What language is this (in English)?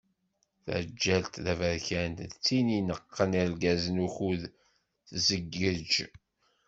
Kabyle